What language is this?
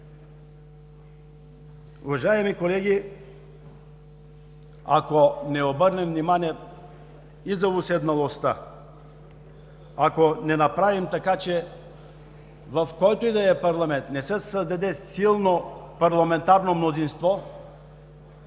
Bulgarian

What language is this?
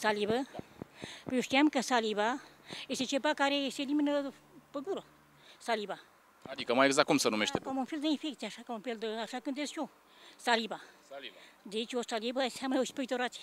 Romanian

